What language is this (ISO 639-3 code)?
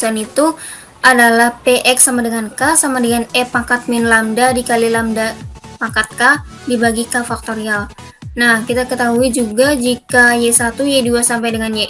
ind